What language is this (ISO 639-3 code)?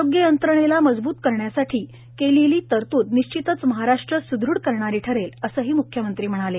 mar